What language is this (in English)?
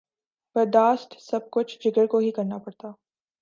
Urdu